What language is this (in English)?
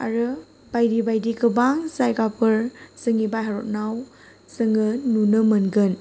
Bodo